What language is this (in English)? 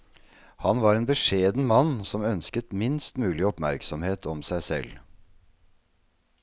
Norwegian